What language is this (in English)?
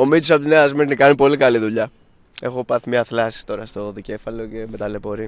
Greek